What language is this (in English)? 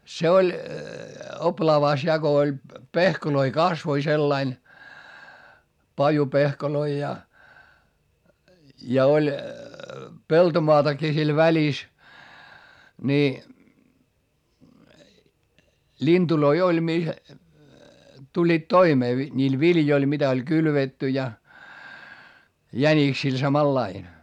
Finnish